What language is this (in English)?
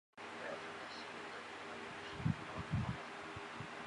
Chinese